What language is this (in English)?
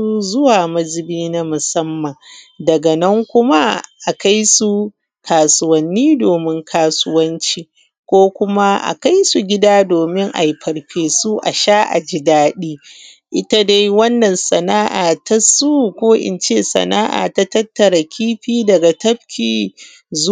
Hausa